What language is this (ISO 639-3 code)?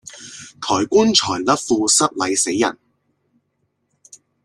yue